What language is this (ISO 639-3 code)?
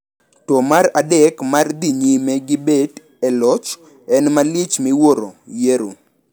luo